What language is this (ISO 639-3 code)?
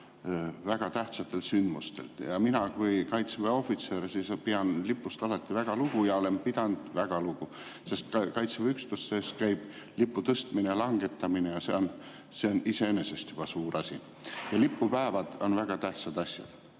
est